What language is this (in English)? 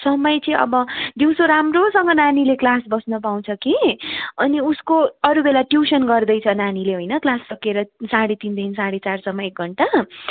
Nepali